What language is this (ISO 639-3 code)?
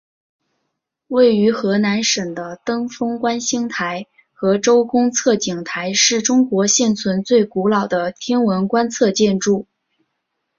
zho